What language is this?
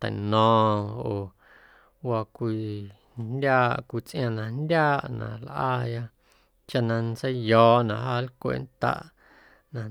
Guerrero Amuzgo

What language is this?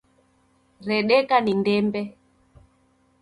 Taita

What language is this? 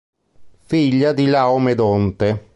Italian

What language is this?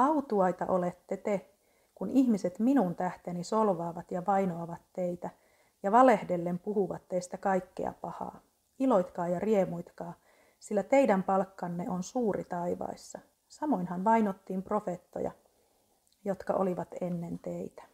Finnish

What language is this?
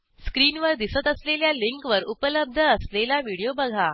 Marathi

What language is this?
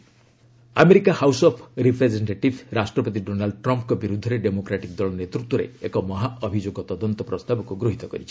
Odia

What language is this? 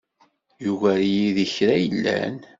Kabyle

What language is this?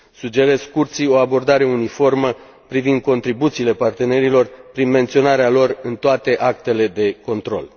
Romanian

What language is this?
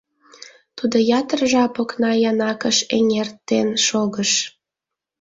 Mari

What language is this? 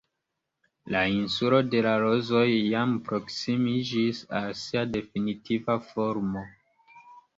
Esperanto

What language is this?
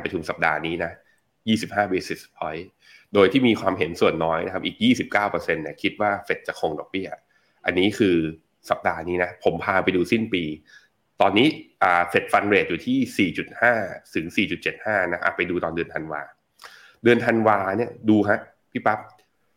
Thai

